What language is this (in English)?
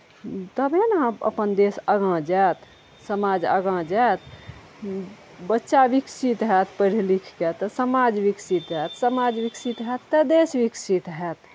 Maithili